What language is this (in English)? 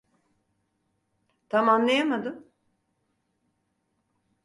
Turkish